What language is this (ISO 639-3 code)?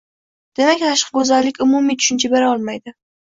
uzb